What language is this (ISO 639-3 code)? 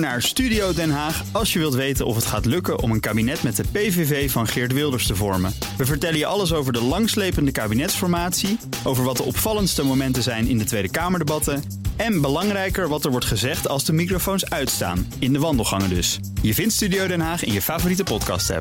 nld